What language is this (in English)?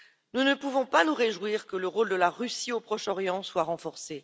French